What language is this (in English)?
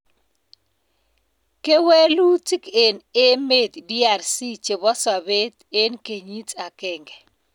Kalenjin